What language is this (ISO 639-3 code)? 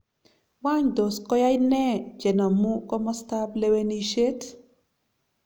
kln